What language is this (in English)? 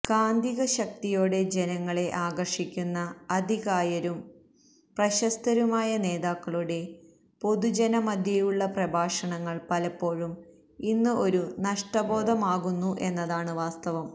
Malayalam